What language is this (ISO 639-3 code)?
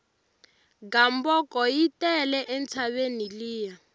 tso